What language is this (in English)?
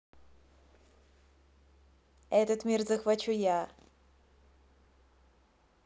Russian